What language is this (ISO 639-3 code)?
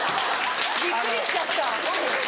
jpn